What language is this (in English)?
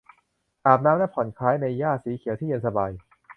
Thai